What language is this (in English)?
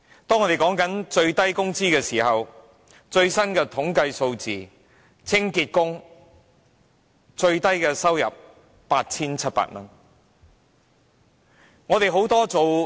Cantonese